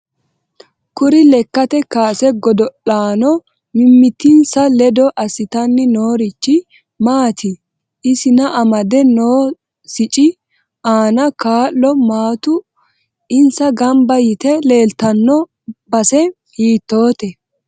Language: Sidamo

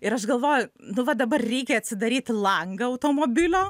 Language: Lithuanian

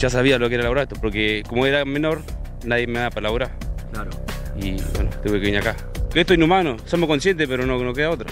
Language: Spanish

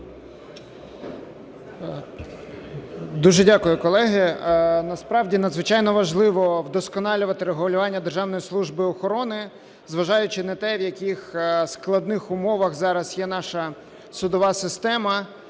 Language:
Ukrainian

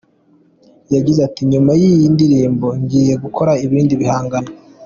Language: Kinyarwanda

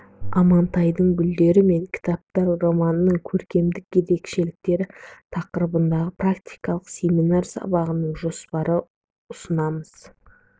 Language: Kazakh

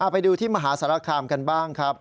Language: Thai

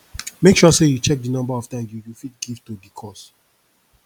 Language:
Nigerian Pidgin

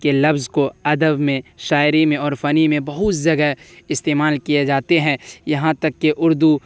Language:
Urdu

